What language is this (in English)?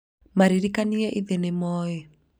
Kikuyu